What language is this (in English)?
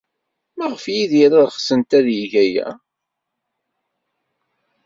Kabyle